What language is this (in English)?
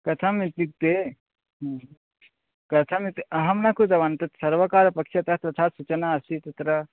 Sanskrit